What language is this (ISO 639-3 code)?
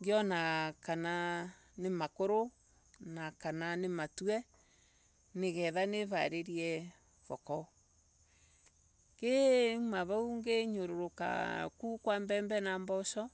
ebu